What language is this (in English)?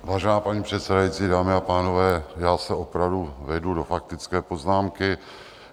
Czech